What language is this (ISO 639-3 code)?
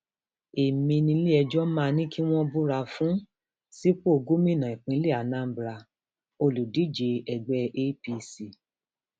yor